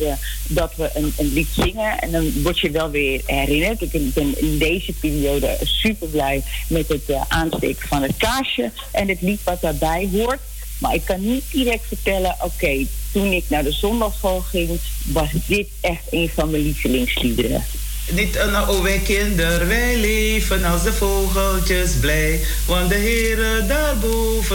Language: Dutch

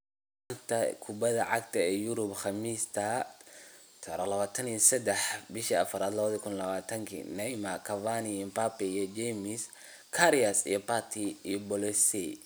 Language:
Somali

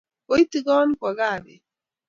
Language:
Kalenjin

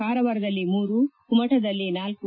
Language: Kannada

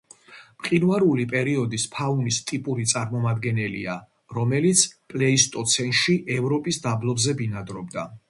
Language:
Georgian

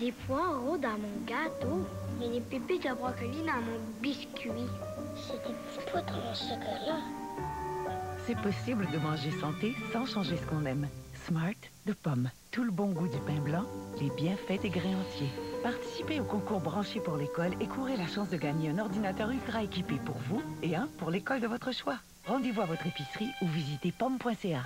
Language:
French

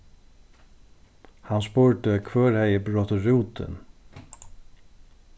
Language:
Faroese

